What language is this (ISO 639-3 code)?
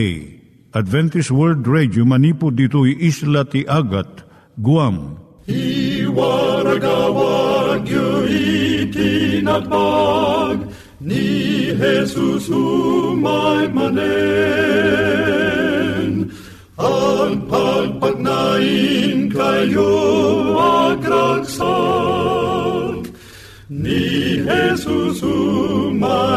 fil